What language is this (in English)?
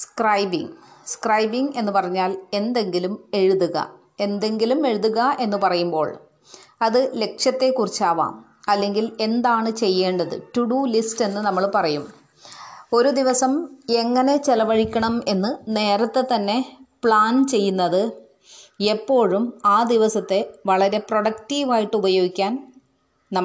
Malayalam